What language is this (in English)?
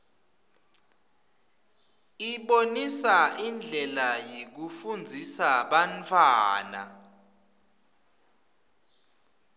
Swati